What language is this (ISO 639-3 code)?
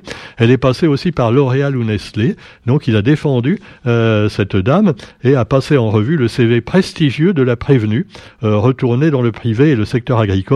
fra